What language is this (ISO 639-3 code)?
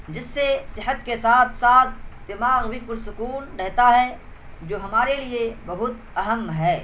urd